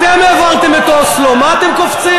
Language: Hebrew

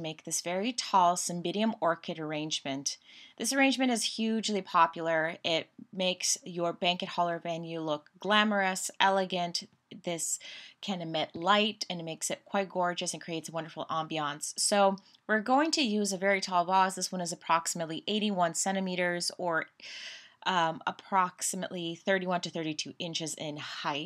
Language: English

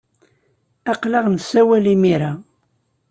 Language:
Kabyle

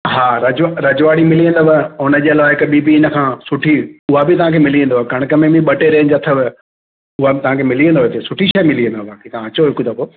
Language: Sindhi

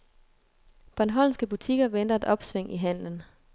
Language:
Danish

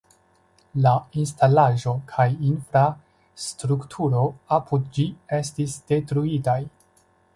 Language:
Esperanto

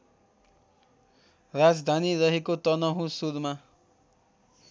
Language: Nepali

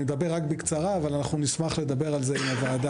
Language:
Hebrew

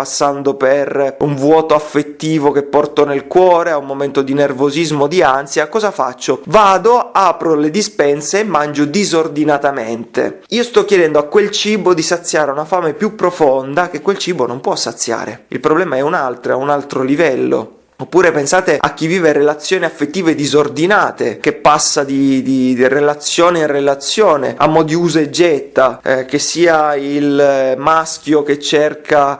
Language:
Italian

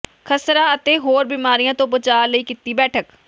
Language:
Punjabi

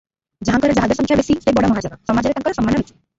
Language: Odia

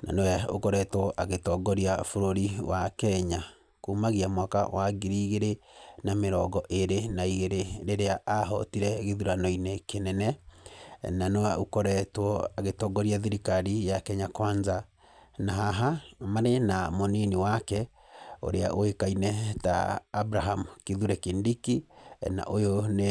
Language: Kikuyu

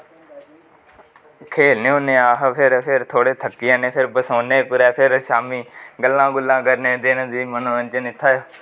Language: Dogri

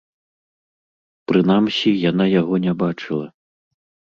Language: Belarusian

